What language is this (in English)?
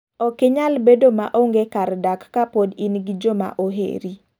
Luo (Kenya and Tanzania)